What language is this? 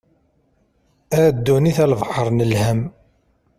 Kabyle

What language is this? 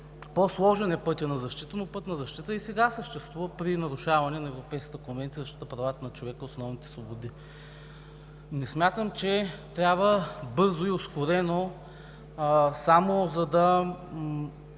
Bulgarian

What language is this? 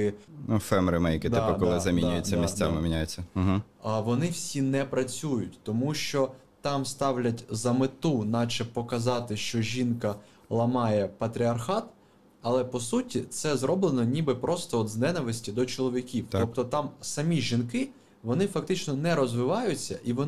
Ukrainian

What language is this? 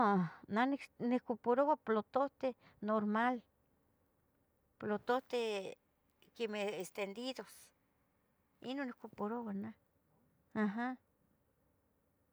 Tetelcingo Nahuatl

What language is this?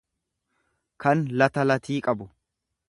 Oromo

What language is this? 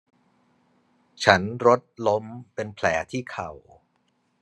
Thai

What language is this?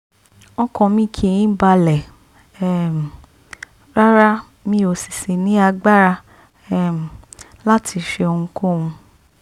Yoruba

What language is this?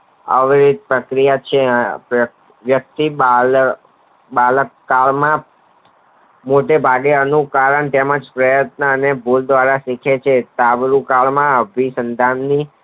Gujarati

